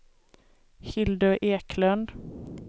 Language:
Swedish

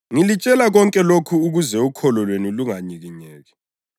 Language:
North Ndebele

